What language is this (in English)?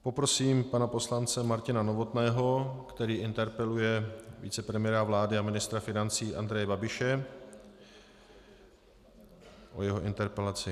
Czech